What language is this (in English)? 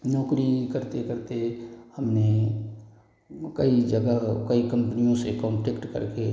Hindi